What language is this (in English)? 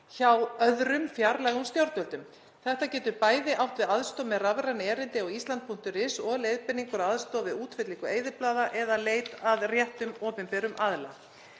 Icelandic